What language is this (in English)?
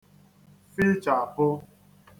Igbo